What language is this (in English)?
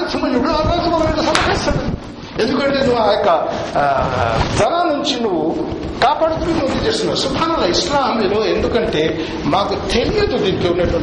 Telugu